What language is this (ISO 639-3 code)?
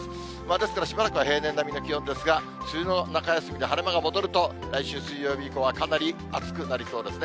jpn